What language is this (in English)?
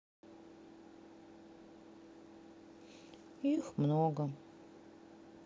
Russian